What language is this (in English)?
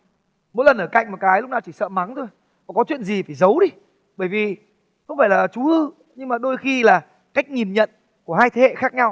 Vietnamese